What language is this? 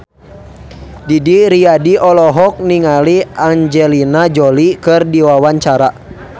Sundanese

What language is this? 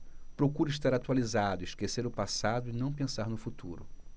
Portuguese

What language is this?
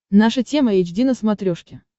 Russian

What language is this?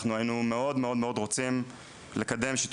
Hebrew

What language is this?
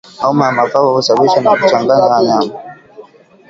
Swahili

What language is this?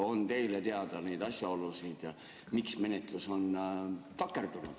Estonian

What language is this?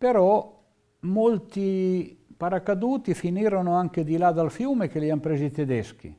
Italian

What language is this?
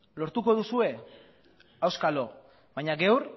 Basque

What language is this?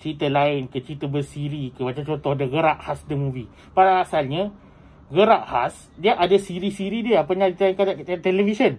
Malay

